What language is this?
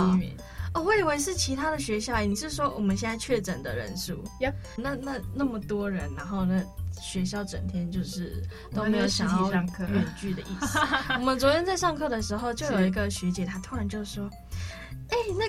Chinese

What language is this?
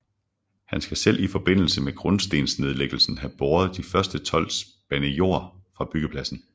Danish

